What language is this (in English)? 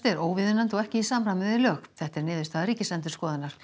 Icelandic